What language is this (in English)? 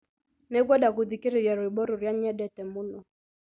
Kikuyu